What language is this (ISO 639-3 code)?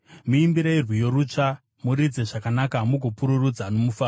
sna